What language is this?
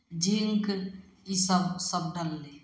Maithili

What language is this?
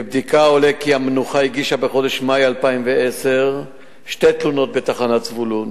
Hebrew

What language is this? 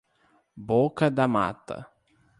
Portuguese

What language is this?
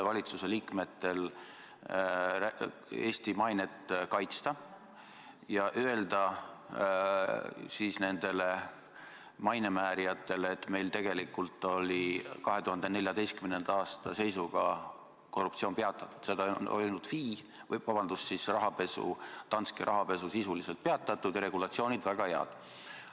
Estonian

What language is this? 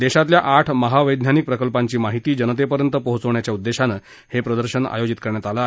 Marathi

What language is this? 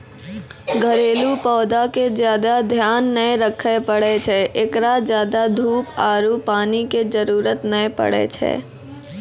Maithili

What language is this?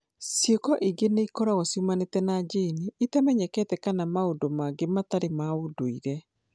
Kikuyu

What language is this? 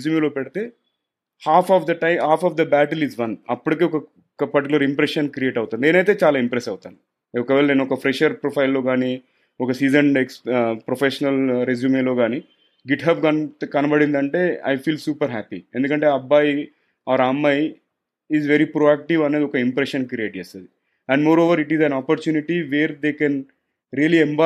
Telugu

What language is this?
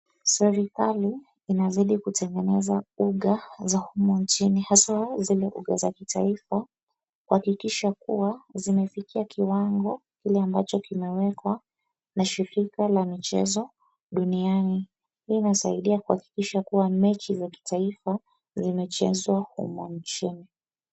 Swahili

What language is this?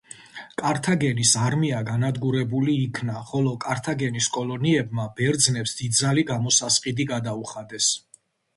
Georgian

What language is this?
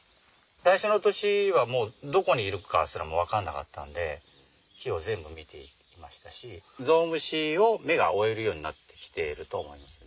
Japanese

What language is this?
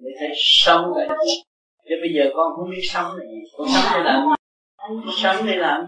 Vietnamese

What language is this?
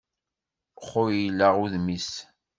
Kabyle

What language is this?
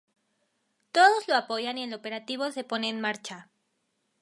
Spanish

